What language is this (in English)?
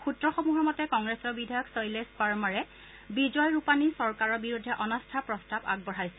Assamese